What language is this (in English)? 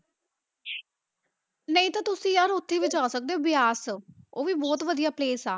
Punjabi